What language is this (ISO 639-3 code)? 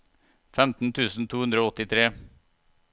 nor